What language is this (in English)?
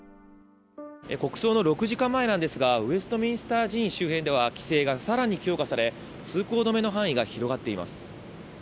Japanese